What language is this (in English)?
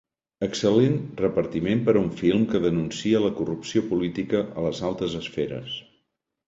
Catalan